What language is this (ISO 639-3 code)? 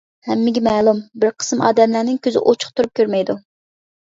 uig